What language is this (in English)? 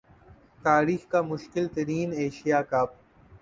Urdu